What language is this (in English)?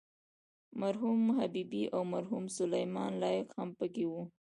Pashto